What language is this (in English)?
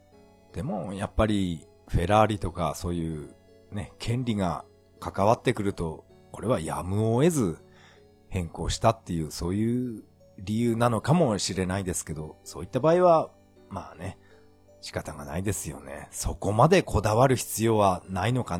Japanese